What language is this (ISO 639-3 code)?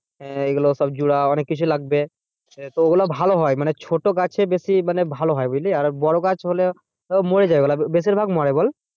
ben